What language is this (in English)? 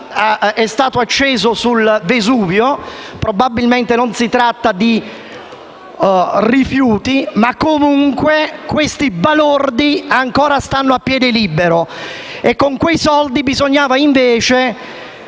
Italian